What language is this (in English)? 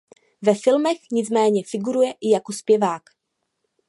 Czech